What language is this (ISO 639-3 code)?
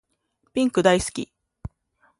jpn